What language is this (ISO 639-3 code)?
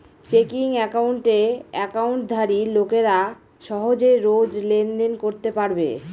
ben